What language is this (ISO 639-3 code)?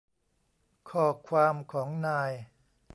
tha